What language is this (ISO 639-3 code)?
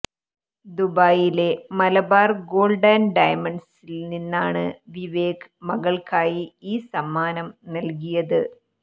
mal